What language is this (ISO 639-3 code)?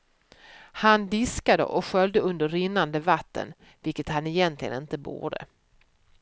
swe